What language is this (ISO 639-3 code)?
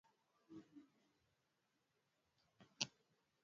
swa